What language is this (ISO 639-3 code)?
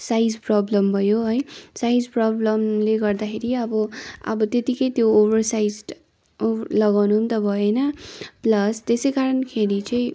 nep